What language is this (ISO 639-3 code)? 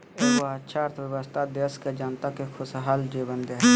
mag